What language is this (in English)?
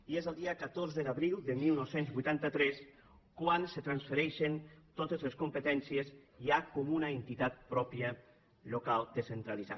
Catalan